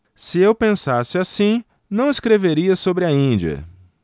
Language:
Portuguese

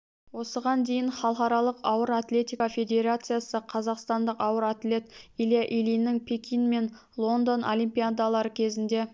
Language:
Kazakh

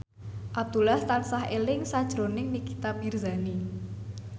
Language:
Javanese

